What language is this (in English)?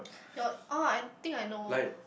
English